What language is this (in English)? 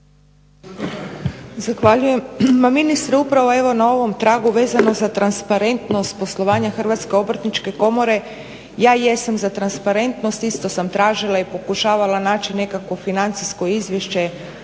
Croatian